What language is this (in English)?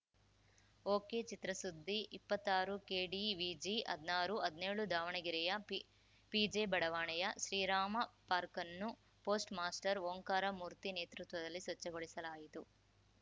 Kannada